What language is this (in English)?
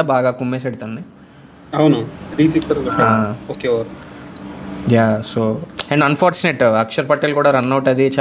Telugu